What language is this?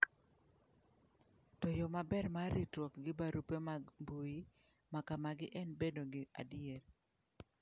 Luo (Kenya and Tanzania)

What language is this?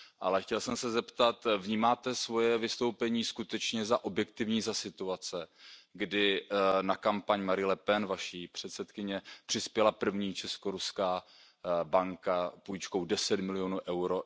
Czech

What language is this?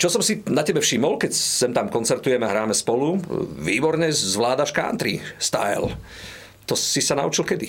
Slovak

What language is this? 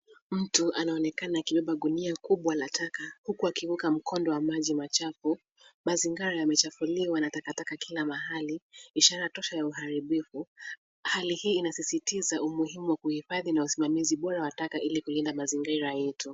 Swahili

